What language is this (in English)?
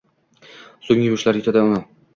Uzbek